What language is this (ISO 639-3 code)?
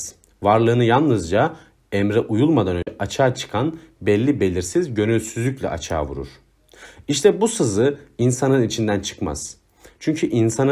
tur